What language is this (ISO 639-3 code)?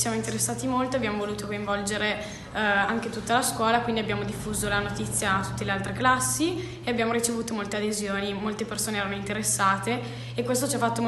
ita